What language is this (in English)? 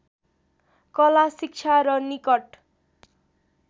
Nepali